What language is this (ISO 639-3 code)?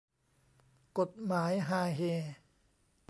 tha